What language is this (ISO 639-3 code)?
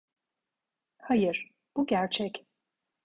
tur